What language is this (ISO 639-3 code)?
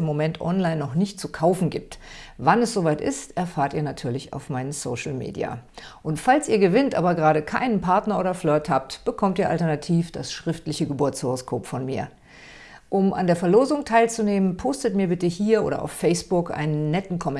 deu